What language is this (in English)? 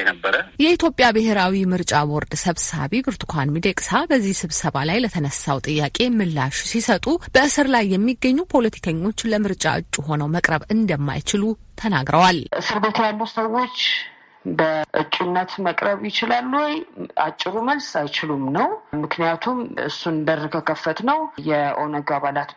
Amharic